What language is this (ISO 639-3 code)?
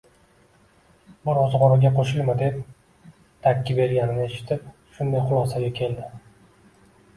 uzb